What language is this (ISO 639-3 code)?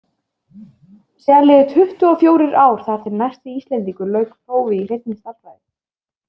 isl